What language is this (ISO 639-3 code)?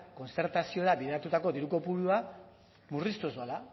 eus